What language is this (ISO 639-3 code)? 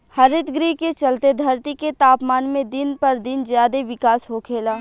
bho